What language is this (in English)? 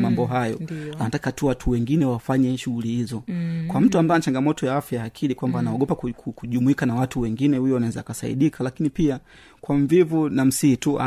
Swahili